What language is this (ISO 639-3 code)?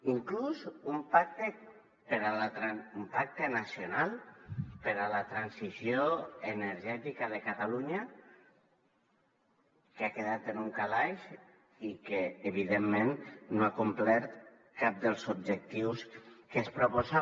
cat